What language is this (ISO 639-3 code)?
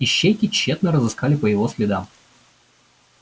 rus